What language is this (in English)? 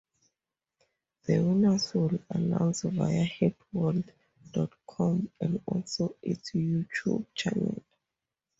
English